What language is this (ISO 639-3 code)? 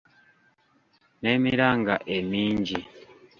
lug